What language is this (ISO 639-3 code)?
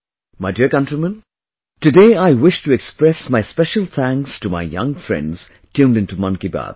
eng